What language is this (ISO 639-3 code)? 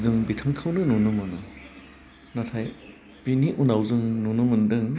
brx